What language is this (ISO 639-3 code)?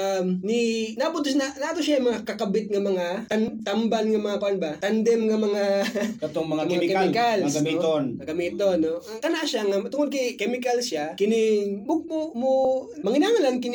fil